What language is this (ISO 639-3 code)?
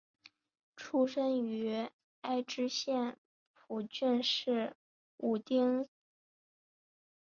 zho